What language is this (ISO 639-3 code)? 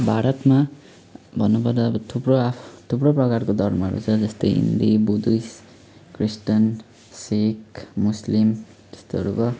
nep